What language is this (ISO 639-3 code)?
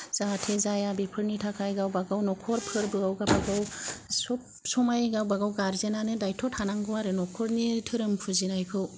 brx